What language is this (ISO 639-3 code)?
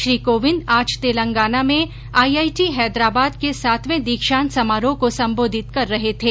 hin